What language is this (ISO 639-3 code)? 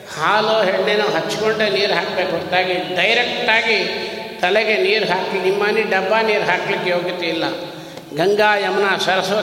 kan